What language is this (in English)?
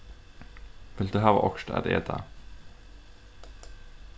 Faroese